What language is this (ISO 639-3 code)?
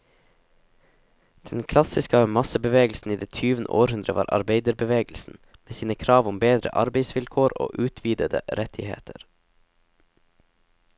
nor